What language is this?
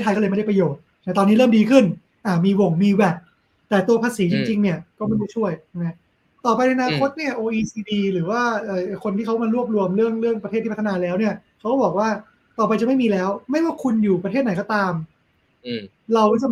Thai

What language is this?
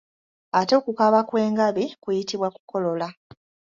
Ganda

